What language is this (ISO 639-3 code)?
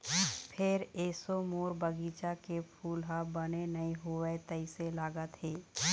hne